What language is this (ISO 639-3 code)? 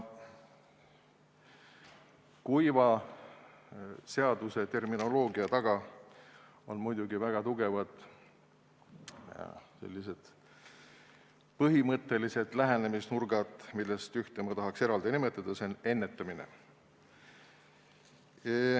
est